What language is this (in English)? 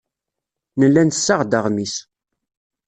Kabyle